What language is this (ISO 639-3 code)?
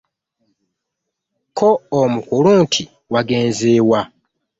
lug